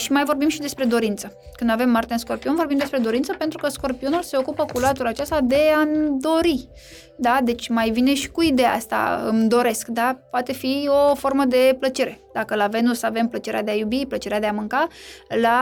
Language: Romanian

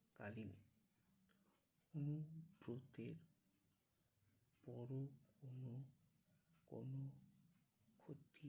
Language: Bangla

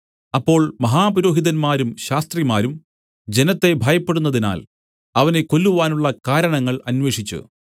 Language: Malayalam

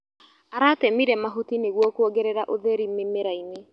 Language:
Kikuyu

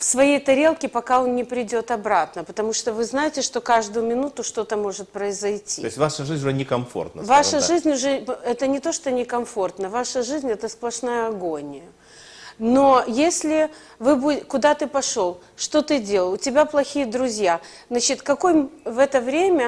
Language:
Russian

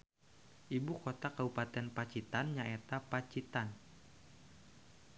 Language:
Sundanese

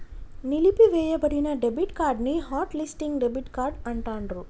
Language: Telugu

